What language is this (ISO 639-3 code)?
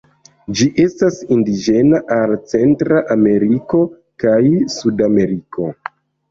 epo